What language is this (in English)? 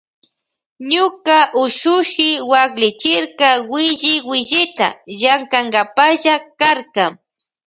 Loja Highland Quichua